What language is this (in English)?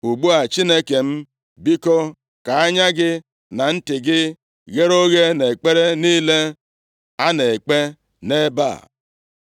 Igbo